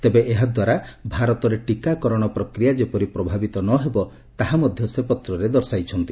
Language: Odia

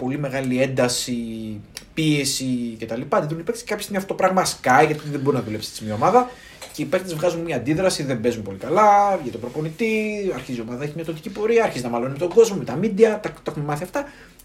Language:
Greek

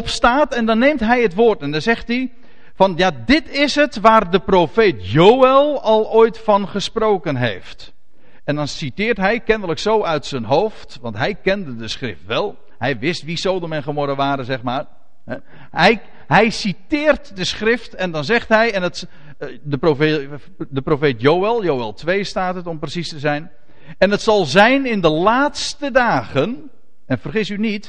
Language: Dutch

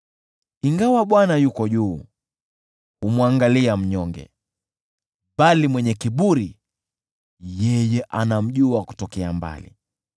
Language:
Swahili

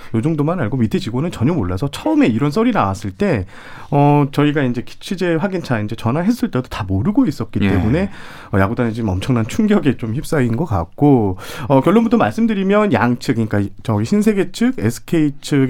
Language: Korean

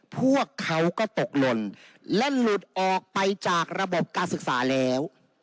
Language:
Thai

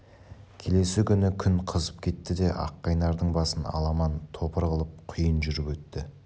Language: Kazakh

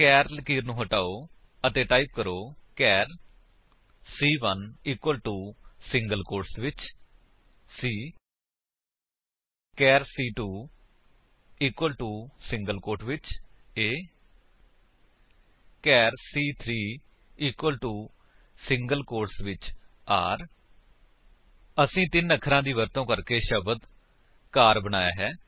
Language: Punjabi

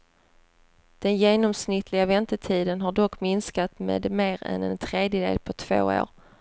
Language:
Swedish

